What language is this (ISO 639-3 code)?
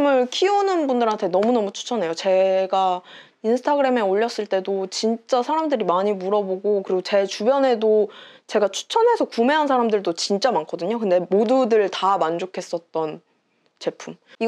kor